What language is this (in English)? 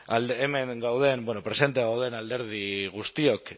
Basque